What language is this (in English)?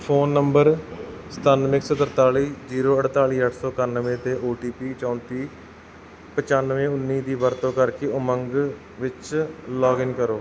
Punjabi